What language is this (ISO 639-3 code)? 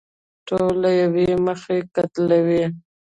pus